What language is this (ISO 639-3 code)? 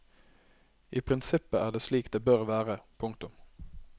nor